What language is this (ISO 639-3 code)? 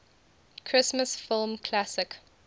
eng